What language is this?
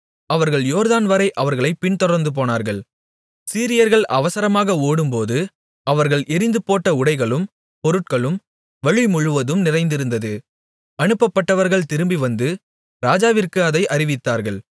Tamil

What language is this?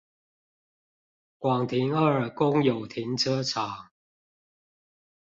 Chinese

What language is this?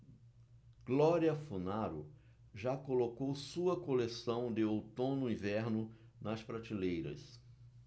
Portuguese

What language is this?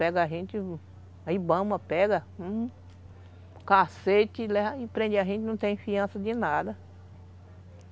Portuguese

